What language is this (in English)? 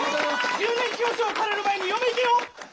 Japanese